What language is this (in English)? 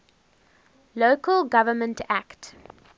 English